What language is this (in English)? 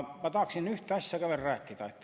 Estonian